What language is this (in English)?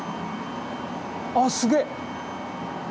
Japanese